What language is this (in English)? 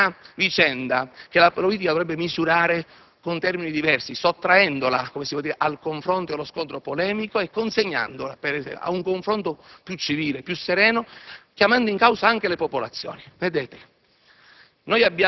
Italian